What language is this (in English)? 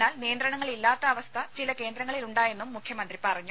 Malayalam